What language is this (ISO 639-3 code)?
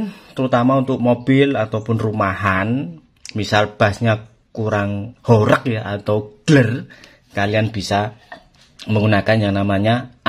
ind